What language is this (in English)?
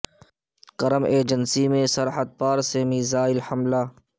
Urdu